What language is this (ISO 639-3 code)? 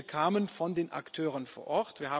deu